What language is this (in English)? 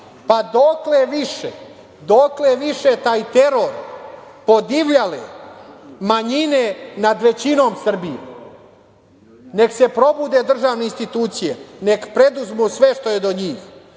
Serbian